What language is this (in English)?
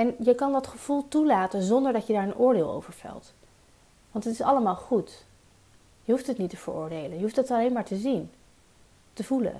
Dutch